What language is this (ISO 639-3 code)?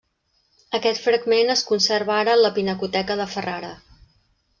cat